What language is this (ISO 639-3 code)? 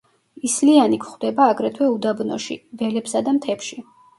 kat